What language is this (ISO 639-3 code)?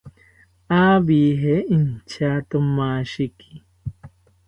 cpy